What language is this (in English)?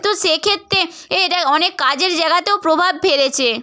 Bangla